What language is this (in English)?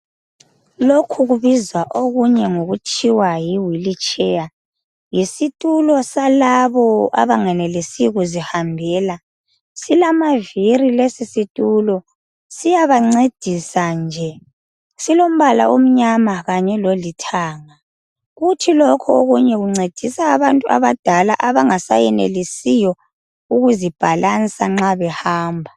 North Ndebele